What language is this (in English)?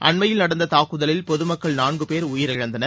Tamil